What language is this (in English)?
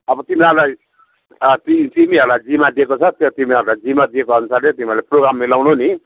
Nepali